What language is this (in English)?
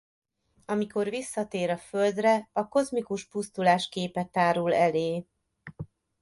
Hungarian